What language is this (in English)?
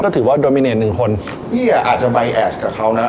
Thai